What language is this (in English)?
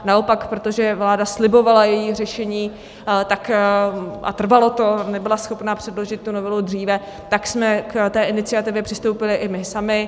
Czech